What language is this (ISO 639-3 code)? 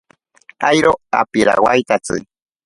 prq